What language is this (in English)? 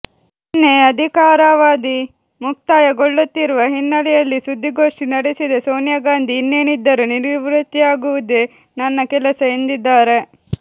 Kannada